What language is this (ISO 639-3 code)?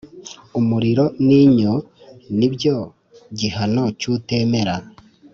kin